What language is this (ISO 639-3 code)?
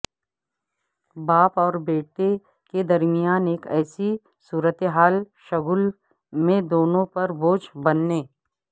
urd